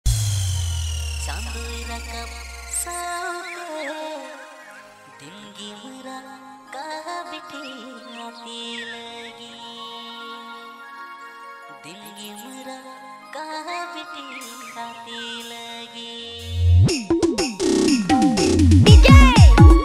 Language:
Hindi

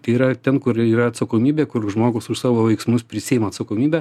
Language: Lithuanian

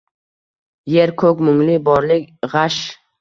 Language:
Uzbek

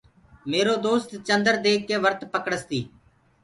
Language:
Gurgula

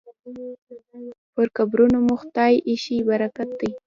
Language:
Pashto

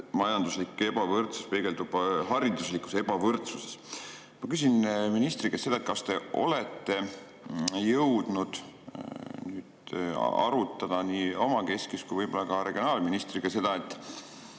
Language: Estonian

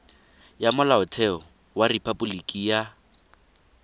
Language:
Tswana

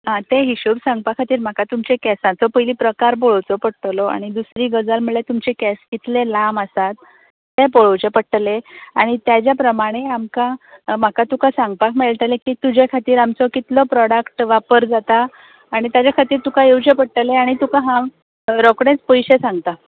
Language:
Konkani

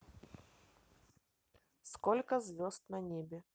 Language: Russian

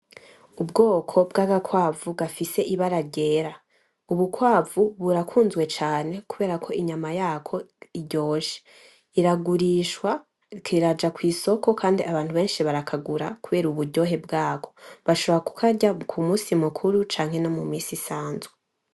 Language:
Rundi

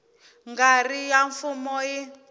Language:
Tsonga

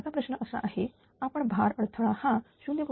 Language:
Marathi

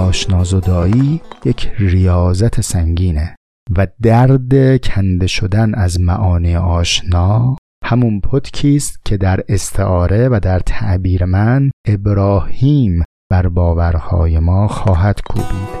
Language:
Persian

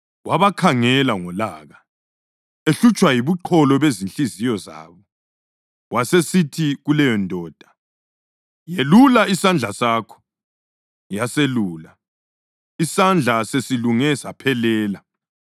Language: North Ndebele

